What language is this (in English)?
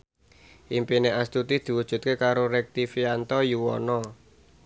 Javanese